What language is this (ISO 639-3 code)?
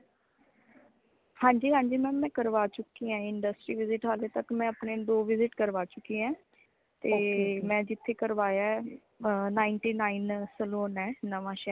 pan